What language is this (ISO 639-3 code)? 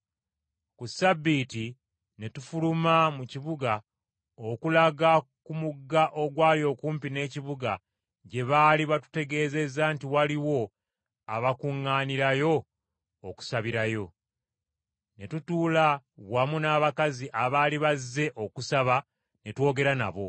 lug